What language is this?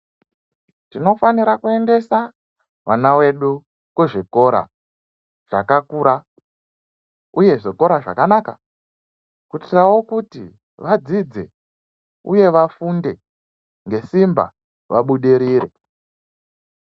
Ndau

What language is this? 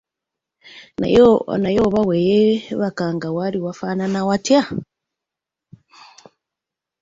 Ganda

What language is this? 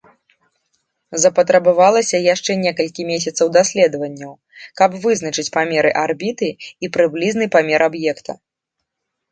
Belarusian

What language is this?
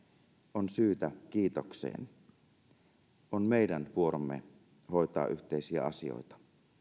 Finnish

